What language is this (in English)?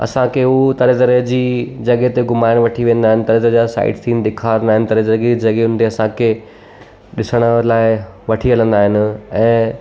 Sindhi